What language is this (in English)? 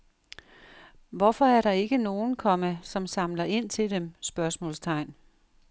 Danish